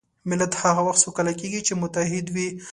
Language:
Pashto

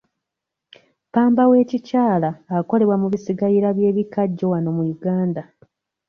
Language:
Ganda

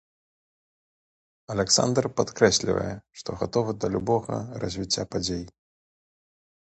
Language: Belarusian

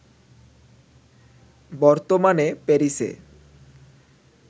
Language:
Bangla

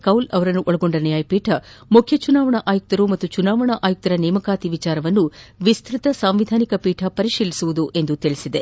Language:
Kannada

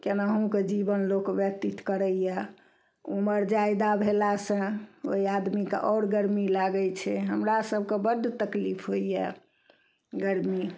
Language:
Maithili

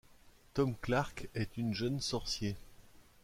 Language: French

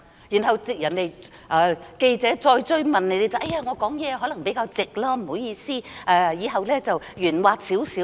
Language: Cantonese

